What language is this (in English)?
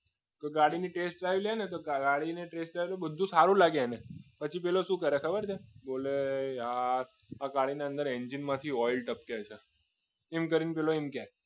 Gujarati